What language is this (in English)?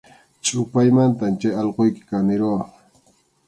Arequipa-La Unión Quechua